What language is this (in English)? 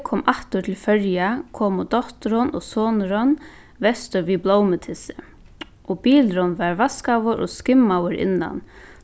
Faroese